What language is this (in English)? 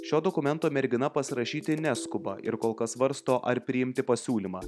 Lithuanian